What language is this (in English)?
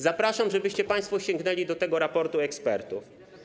Polish